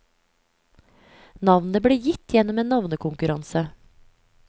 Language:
Norwegian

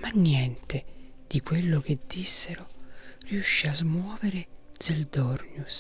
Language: Italian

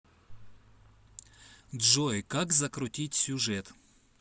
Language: Russian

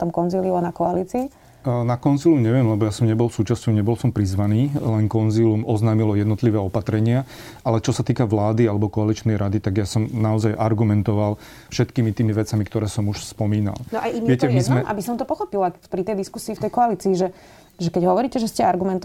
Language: Slovak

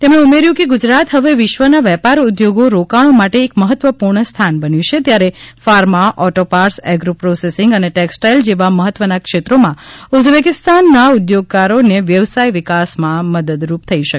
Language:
Gujarati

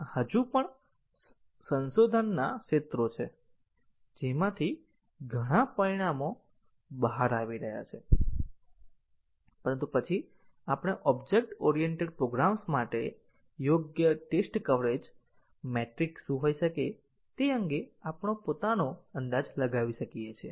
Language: Gujarati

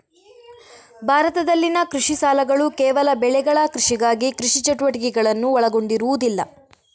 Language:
Kannada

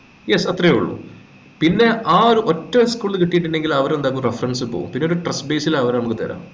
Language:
Malayalam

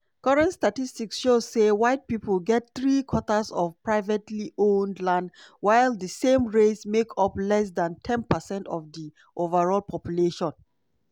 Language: Nigerian Pidgin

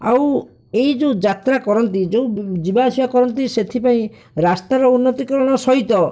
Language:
Odia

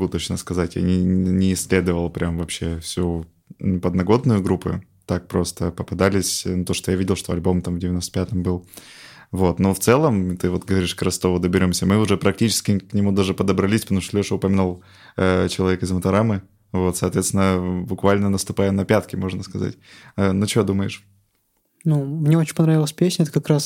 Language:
Russian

